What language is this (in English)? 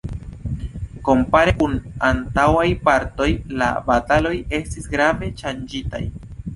Esperanto